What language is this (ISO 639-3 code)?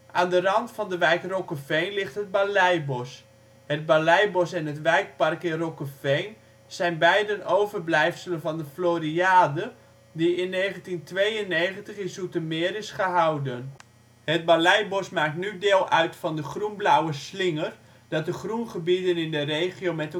nld